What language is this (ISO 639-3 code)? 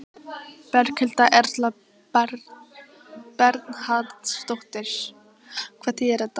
isl